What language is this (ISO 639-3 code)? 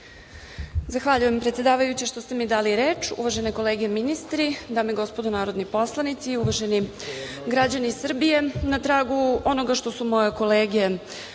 srp